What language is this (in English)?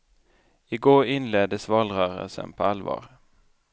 Swedish